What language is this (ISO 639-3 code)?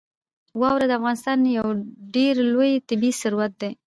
pus